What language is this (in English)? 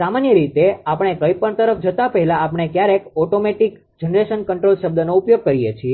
Gujarati